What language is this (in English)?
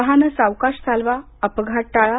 Marathi